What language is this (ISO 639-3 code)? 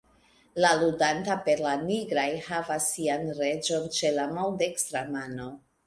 epo